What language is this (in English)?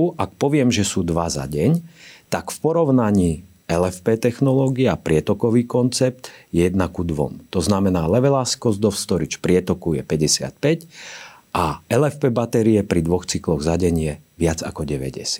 Slovak